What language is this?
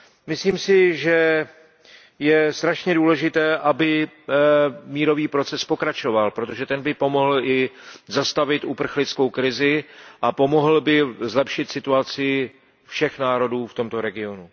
Czech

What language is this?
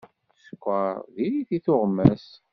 Kabyle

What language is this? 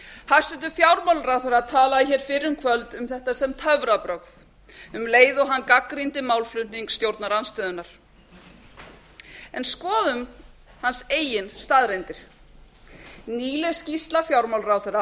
Icelandic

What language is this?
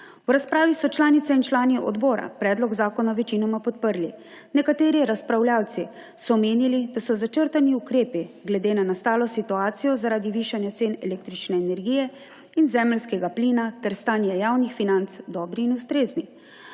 Slovenian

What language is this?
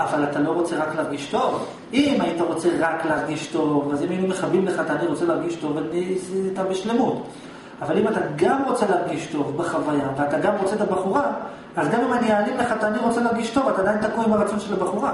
Hebrew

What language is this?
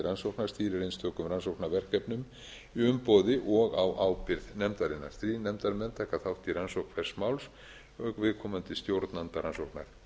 Icelandic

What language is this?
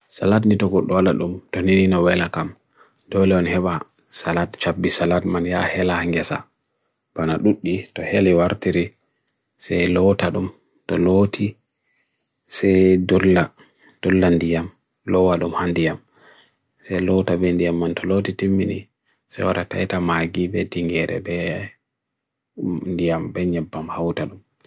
Bagirmi Fulfulde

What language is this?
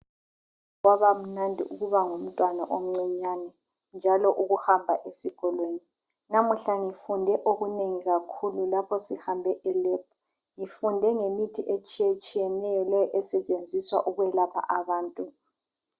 North Ndebele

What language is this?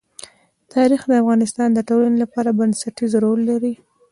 Pashto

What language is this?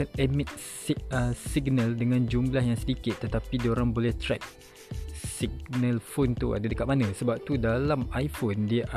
Malay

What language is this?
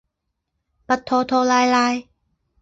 Chinese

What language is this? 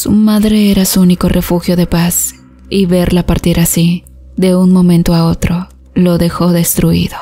Spanish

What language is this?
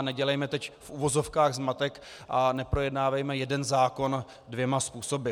Czech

